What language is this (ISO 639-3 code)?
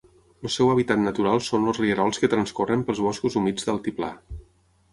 cat